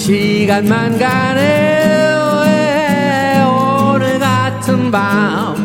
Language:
Korean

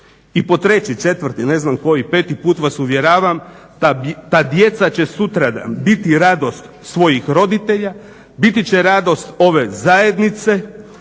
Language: Croatian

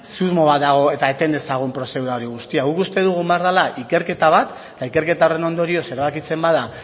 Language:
Basque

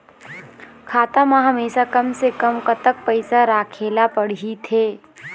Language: Chhattisgarhi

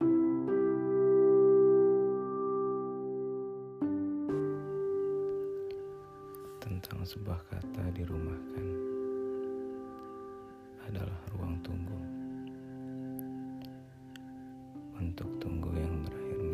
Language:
Indonesian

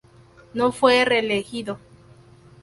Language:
Spanish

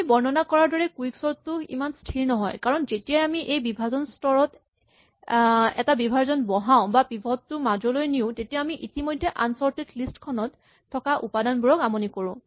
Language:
Assamese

